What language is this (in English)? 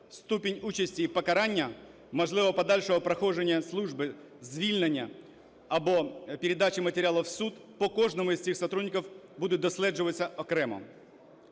Ukrainian